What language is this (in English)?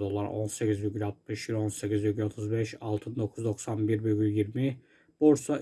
Turkish